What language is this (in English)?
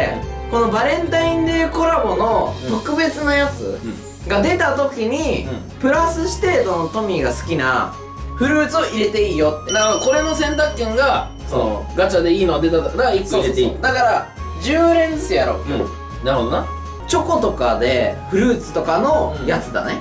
Japanese